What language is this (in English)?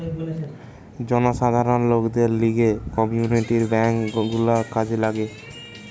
Bangla